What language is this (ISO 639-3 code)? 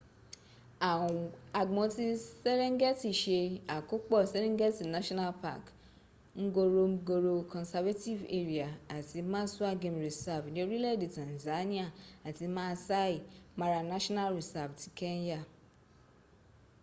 yor